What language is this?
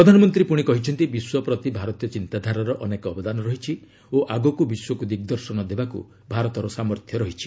Odia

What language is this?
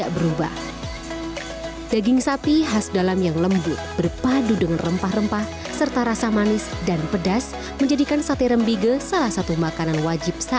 Indonesian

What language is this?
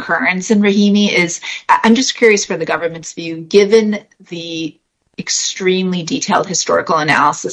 English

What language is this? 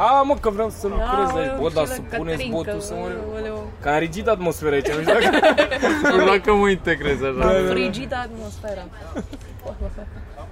Romanian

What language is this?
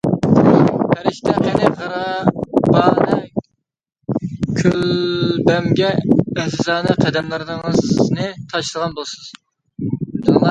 Uyghur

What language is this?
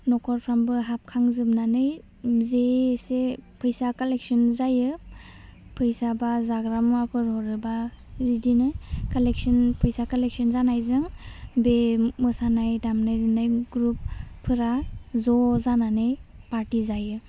Bodo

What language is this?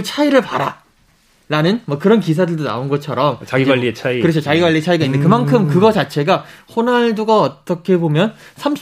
Korean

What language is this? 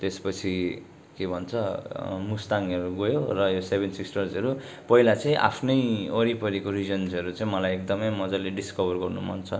Nepali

